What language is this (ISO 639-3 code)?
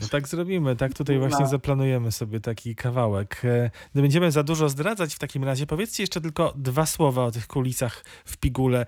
pol